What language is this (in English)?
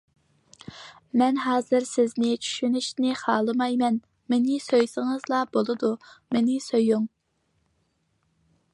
Uyghur